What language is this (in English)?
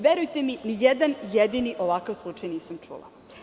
Serbian